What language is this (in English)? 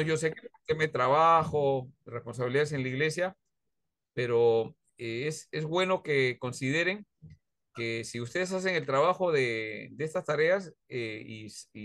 Spanish